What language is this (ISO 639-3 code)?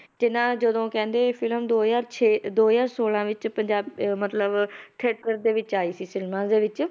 pan